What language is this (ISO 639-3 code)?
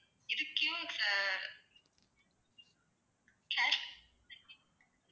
tam